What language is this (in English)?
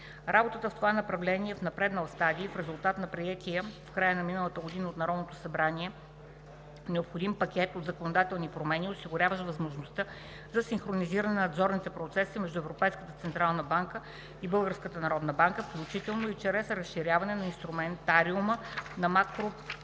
Bulgarian